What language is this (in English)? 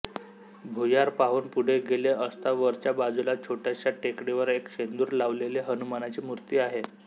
Marathi